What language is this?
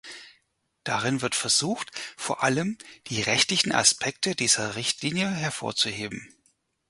German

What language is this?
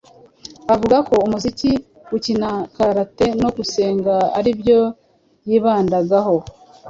Kinyarwanda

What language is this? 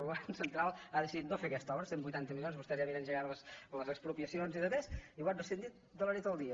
Catalan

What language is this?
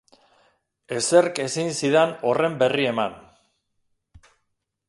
Basque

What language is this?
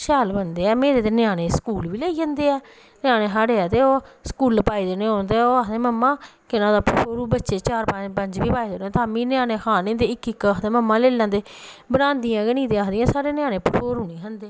Dogri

